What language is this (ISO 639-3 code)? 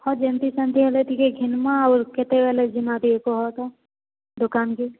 ori